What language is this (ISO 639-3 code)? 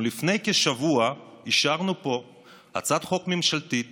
heb